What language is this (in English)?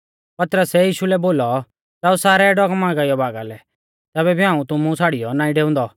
Mahasu Pahari